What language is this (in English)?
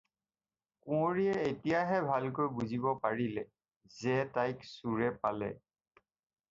Assamese